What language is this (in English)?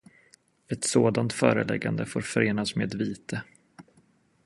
Swedish